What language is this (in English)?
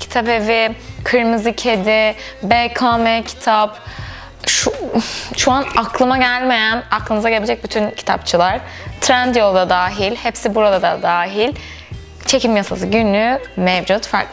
Turkish